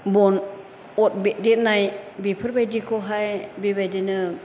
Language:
Bodo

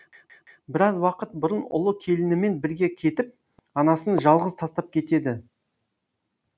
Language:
Kazakh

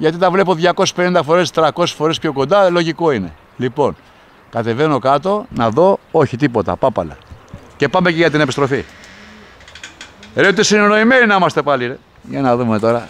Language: Greek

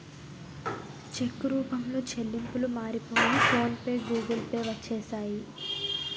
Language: Telugu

